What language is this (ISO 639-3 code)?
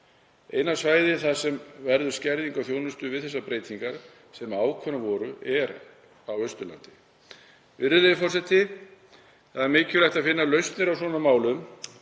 isl